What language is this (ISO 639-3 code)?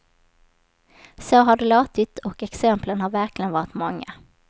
swe